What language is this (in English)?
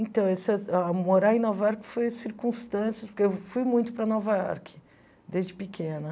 Portuguese